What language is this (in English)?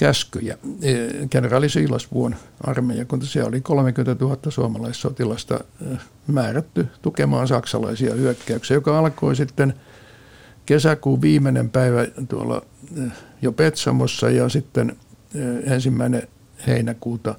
Finnish